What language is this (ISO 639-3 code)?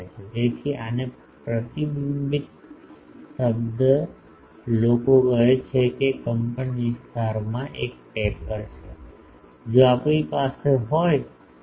guj